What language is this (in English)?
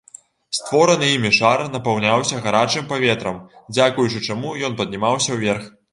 Belarusian